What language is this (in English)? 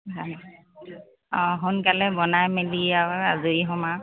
Assamese